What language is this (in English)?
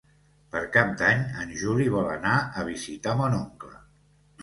Catalan